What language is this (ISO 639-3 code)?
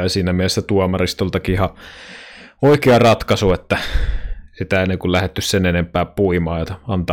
fin